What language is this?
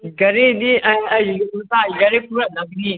Manipuri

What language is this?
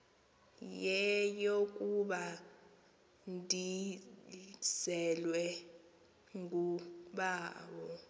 Xhosa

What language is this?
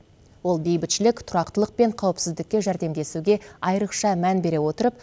Kazakh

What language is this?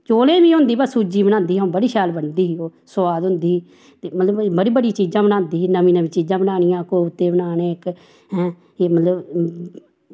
Dogri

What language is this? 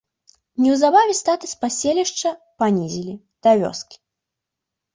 Belarusian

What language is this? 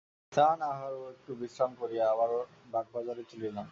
Bangla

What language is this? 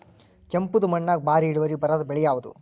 Kannada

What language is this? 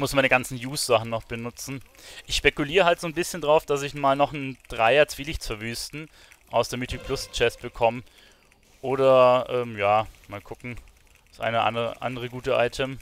German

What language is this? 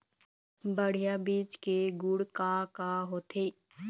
Chhattisgarhi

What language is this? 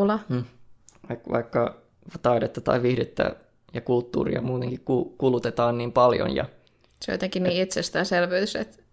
Finnish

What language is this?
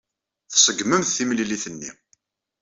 Kabyle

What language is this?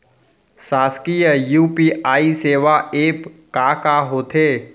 Chhattisgarhi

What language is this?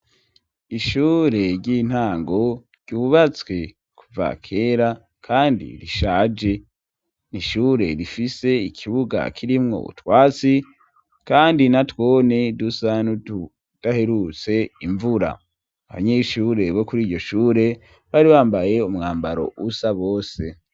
Rundi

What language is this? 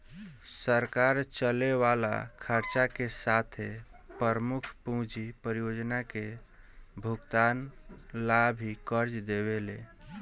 Bhojpuri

